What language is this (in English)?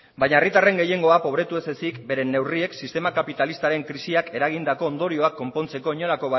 Basque